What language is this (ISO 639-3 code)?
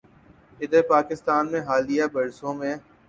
urd